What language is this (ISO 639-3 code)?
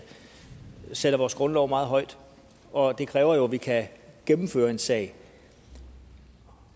dan